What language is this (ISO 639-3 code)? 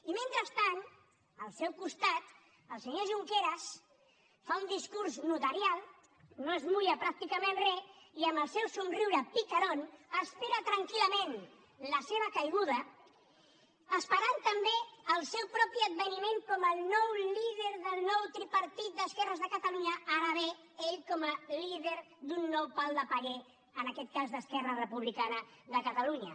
cat